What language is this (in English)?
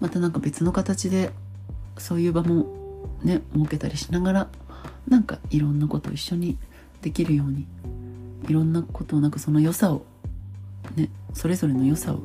Japanese